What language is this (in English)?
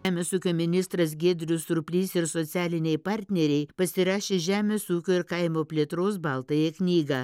Lithuanian